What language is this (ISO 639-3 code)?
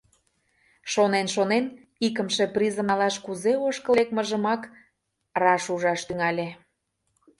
chm